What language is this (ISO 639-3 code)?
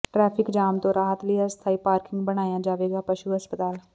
pan